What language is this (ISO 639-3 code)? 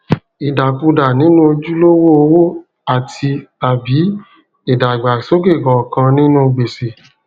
yor